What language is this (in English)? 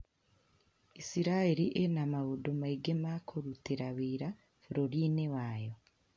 Kikuyu